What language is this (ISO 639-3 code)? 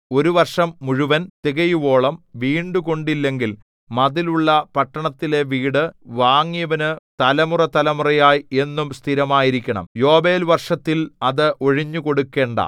mal